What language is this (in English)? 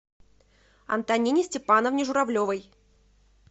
Russian